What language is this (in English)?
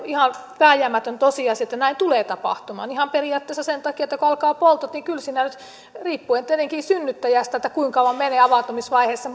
Finnish